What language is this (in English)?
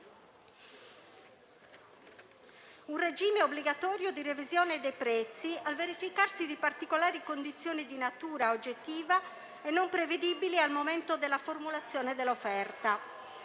Italian